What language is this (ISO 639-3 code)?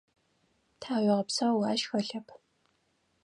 ady